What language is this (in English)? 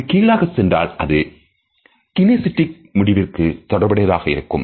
Tamil